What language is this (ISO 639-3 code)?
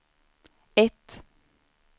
swe